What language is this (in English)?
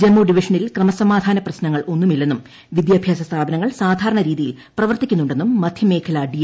Malayalam